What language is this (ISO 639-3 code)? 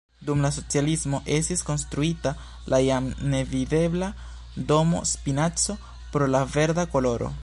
epo